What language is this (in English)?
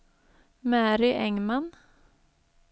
Swedish